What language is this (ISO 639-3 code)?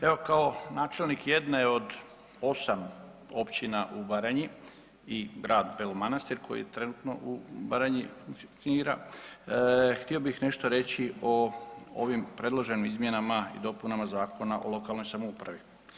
hrv